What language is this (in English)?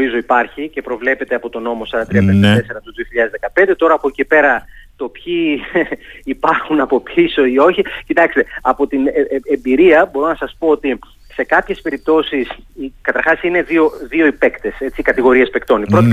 Greek